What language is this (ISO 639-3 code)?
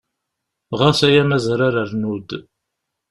kab